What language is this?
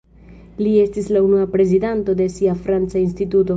Esperanto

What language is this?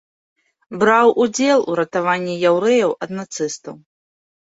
Belarusian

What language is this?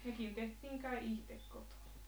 Finnish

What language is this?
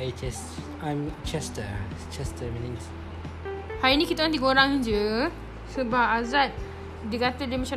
Malay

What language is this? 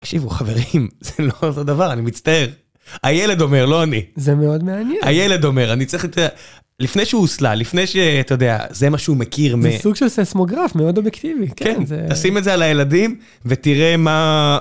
Hebrew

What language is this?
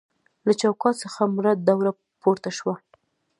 Pashto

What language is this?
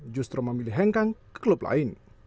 Indonesian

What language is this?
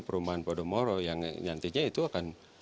Indonesian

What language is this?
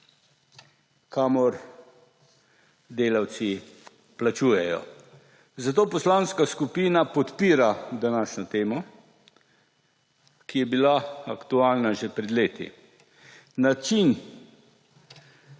Slovenian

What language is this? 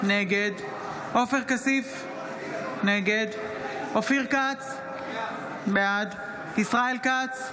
Hebrew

